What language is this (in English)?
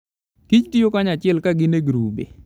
Luo (Kenya and Tanzania)